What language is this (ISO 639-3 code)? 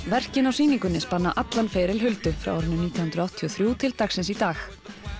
isl